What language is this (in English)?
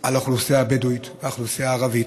Hebrew